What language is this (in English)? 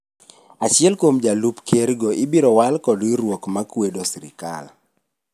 Luo (Kenya and Tanzania)